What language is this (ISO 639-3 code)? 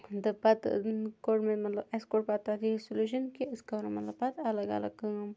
kas